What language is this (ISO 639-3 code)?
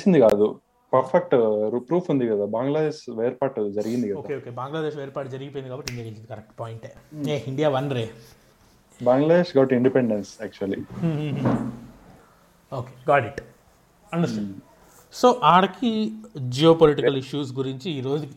tel